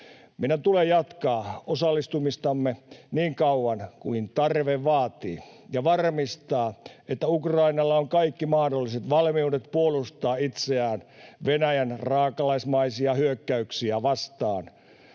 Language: Finnish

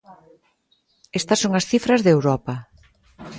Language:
Galician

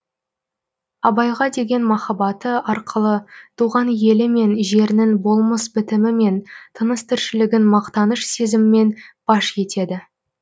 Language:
Kazakh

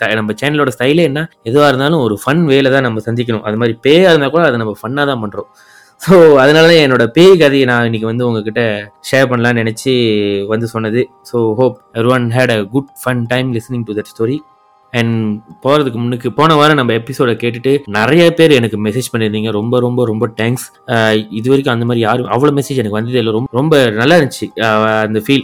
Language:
Tamil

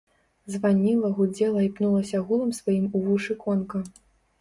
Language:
Belarusian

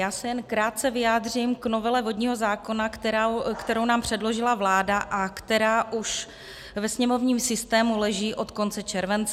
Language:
Czech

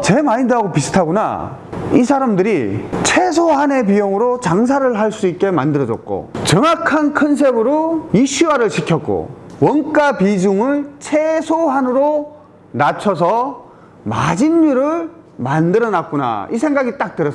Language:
Korean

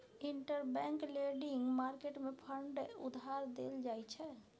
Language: Maithili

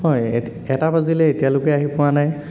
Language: Assamese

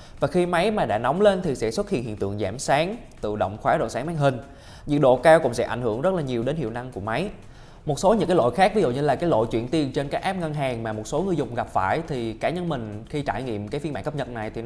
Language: Vietnamese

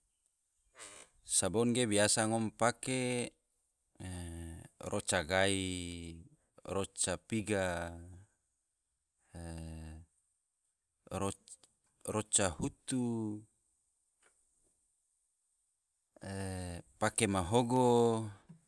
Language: Tidore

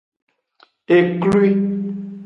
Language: Aja (Benin)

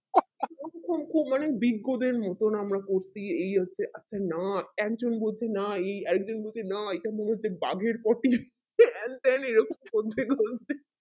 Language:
Bangla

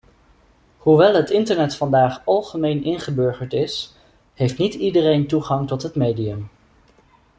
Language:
Dutch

